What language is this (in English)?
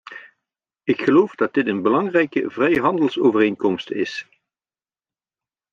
Dutch